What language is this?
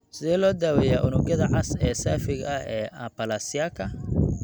Somali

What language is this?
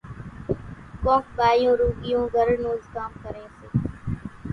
Kachi Koli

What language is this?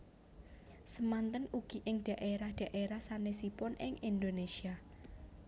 Javanese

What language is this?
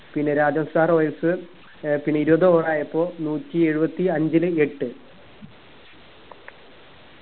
Malayalam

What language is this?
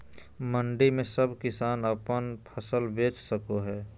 Magahi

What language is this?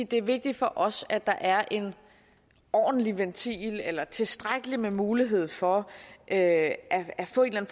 Danish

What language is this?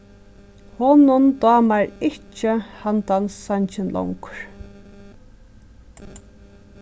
Faroese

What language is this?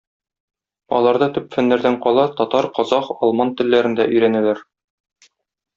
Tatar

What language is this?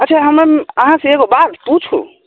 Maithili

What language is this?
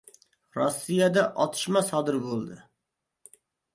Uzbek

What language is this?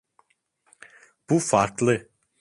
Turkish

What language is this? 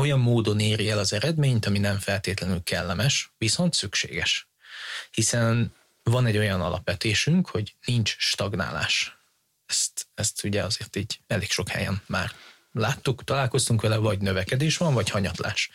Hungarian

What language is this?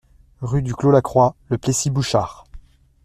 French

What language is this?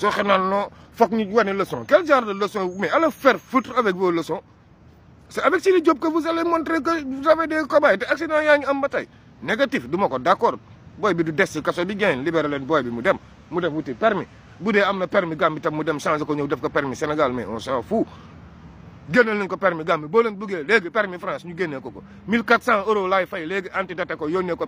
French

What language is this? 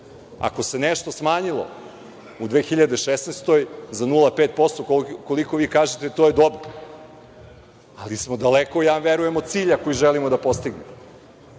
Serbian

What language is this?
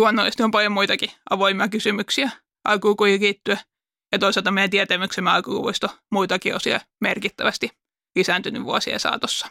Finnish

